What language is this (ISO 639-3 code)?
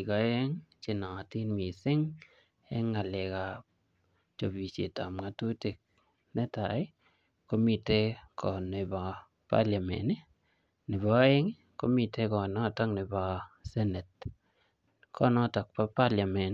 kln